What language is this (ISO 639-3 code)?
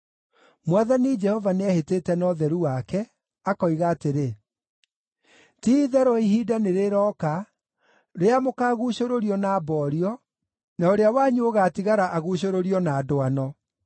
kik